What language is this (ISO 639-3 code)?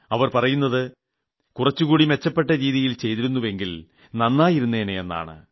mal